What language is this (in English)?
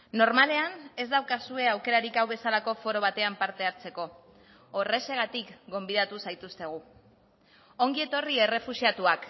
Basque